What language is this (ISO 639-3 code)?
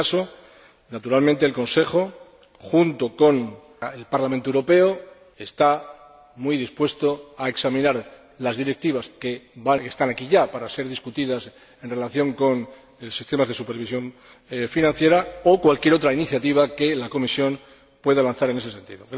spa